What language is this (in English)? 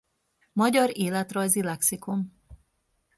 Hungarian